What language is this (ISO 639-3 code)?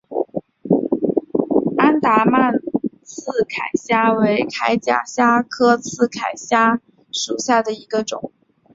zho